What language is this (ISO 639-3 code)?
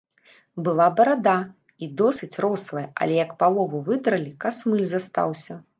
bel